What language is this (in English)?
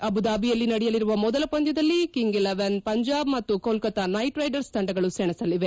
Kannada